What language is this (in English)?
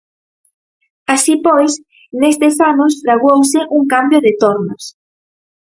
Galician